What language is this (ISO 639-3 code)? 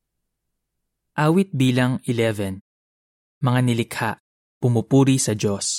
fil